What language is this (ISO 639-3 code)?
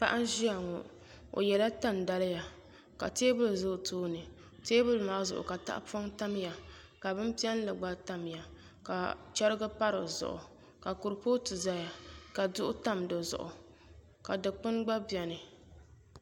dag